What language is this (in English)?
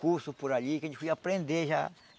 Portuguese